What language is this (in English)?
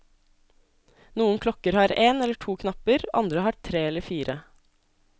Norwegian